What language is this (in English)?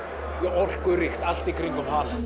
Icelandic